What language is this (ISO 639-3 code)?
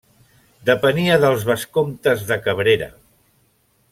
cat